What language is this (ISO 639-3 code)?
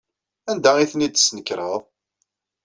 kab